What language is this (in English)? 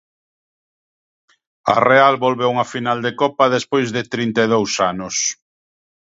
Galician